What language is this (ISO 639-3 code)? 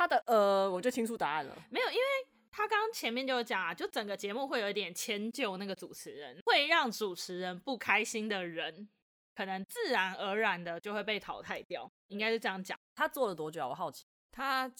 zho